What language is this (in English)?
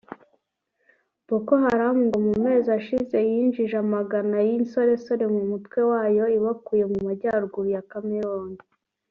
Kinyarwanda